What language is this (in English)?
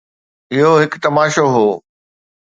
Sindhi